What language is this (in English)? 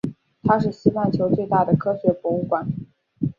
Chinese